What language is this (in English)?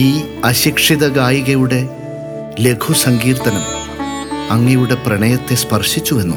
Malayalam